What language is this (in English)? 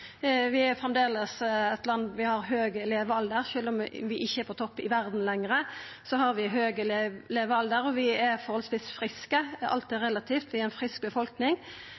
Norwegian Nynorsk